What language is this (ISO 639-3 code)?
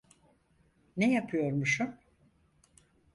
tur